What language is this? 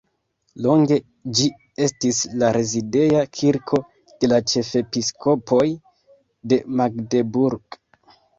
Esperanto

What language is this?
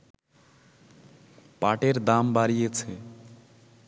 Bangla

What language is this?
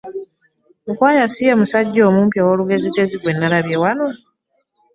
Ganda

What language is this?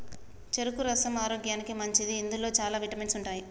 Telugu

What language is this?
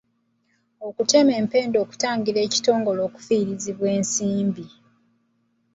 Ganda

